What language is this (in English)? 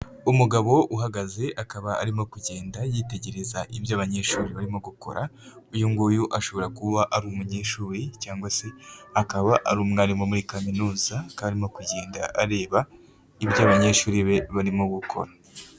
Kinyarwanda